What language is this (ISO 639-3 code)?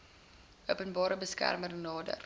afr